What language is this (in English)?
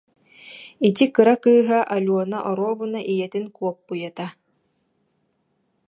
Yakut